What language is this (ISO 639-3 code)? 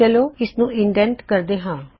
pan